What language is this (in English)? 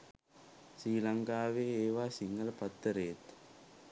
Sinhala